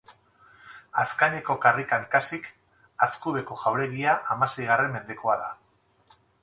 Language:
Basque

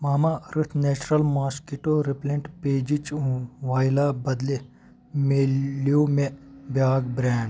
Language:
Kashmiri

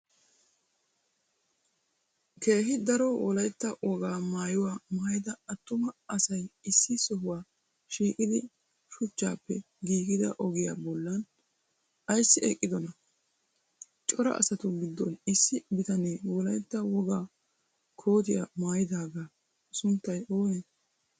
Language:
Wolaytta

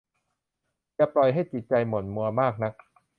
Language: Thai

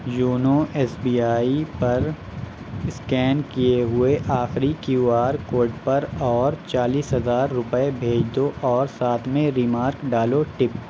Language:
Urdu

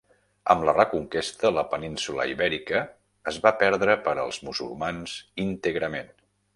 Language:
Catalan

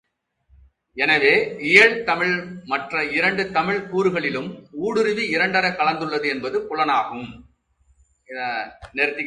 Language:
Tamil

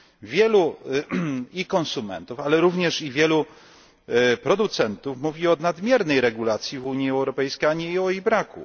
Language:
Polish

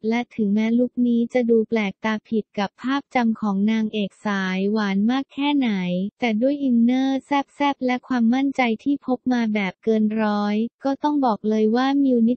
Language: Thai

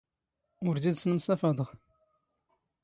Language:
Standard Moroccan Tamazight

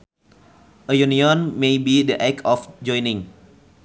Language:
Sundanese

